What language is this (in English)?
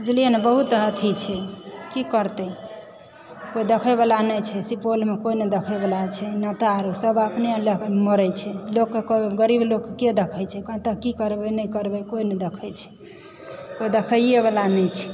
Maithili